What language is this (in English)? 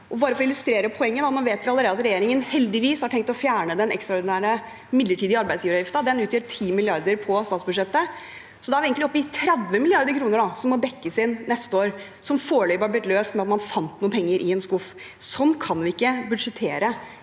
Norwegian